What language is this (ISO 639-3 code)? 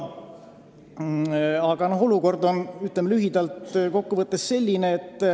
est